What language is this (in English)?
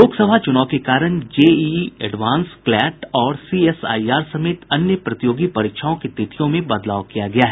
Hindi